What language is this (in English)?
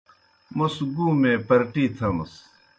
Kohistani Shina